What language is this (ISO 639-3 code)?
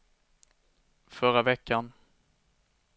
swe